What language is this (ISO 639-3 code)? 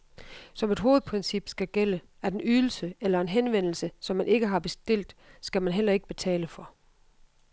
dan